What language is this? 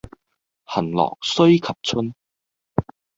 Cantonese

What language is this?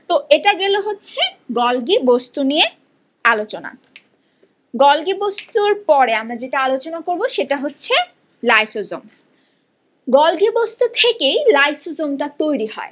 Bangla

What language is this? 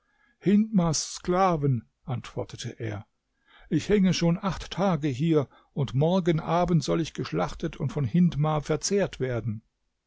German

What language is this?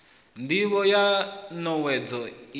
Venda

